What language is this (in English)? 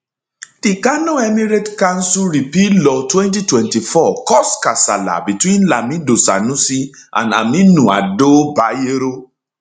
Nigerian Pidgin